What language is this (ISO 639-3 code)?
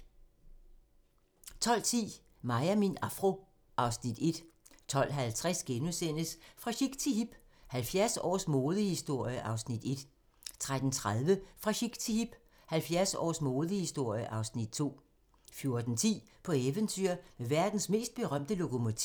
dan